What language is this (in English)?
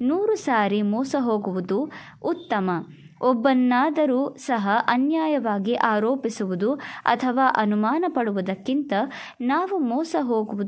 Kannada